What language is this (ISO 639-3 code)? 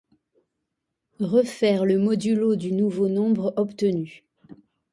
fra